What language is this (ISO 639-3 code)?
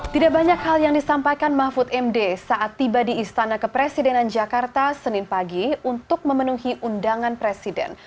ind